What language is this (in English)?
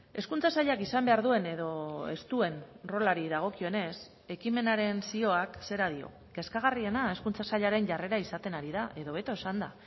Basque